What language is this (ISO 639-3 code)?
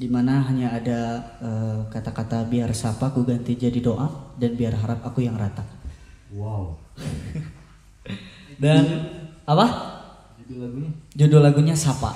ind